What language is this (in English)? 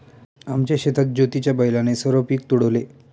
Marathi